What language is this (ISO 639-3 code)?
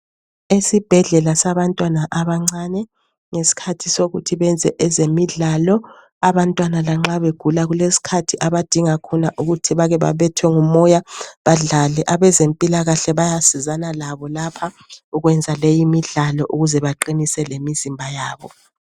nde